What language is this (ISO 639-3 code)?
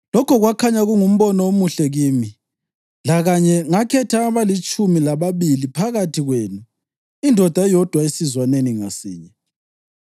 nde